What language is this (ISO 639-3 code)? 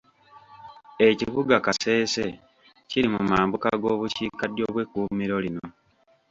lug